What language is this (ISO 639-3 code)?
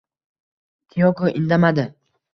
uzb